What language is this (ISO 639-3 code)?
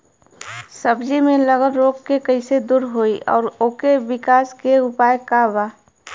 bho